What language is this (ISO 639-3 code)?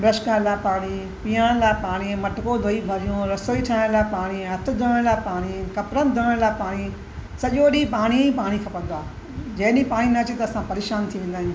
snd